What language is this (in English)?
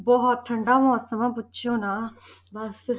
Punjabi